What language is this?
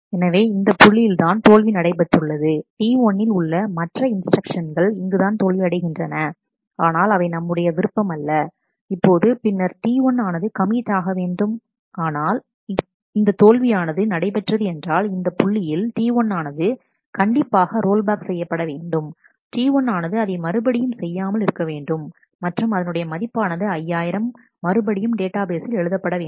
Tamil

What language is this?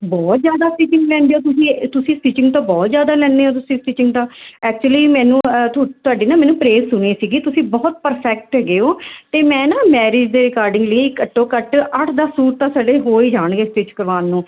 Punjabi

